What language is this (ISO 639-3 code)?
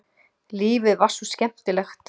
isl